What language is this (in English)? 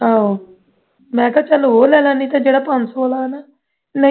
Punjabi